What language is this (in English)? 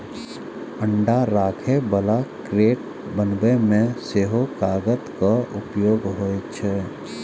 Maithili